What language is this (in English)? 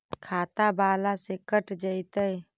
Magahi